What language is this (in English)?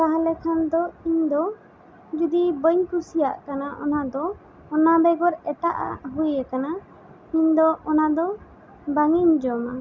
Santali